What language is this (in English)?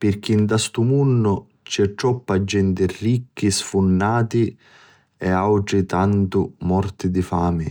Sicilian